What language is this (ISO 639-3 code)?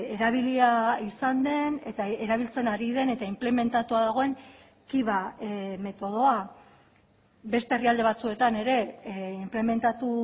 eus